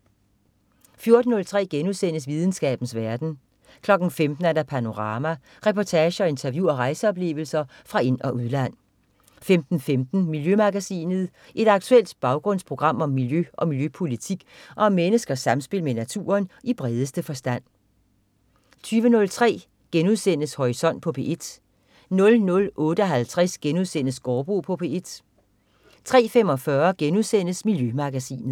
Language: Danish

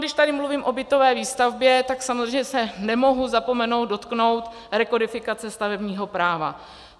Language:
Czech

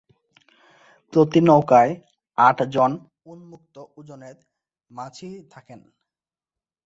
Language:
Bangla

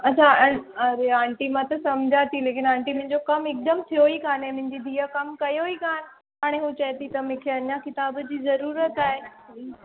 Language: Sindhi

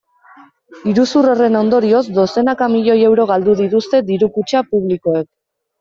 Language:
Basque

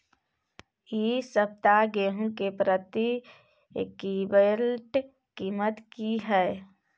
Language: Maithili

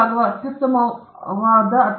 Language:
Kannada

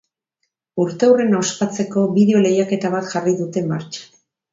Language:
Basque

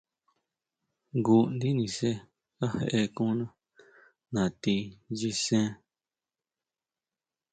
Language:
Huautla Mazatec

